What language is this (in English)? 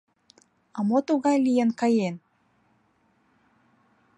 Mari